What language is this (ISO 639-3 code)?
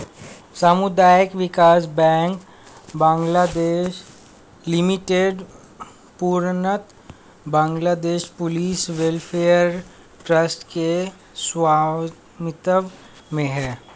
hin